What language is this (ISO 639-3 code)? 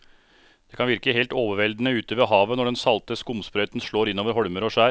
nor